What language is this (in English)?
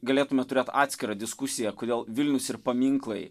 Lithuanian